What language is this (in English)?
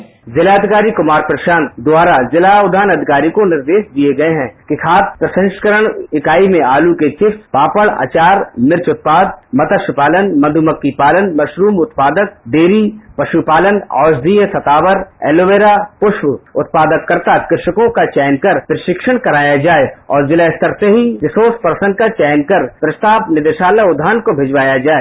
Hindi